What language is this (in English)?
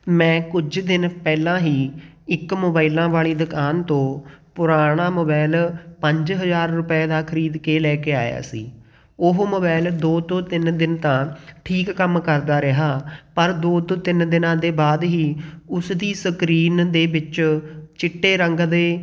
Punjabi